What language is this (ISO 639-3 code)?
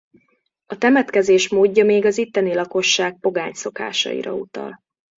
hun